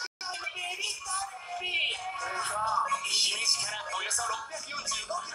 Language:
Japanese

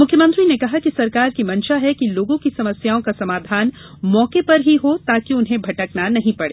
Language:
Hindi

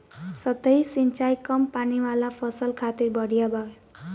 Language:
Bhojpuri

